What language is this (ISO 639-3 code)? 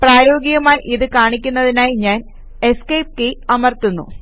mal